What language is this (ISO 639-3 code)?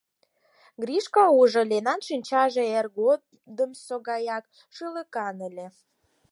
chm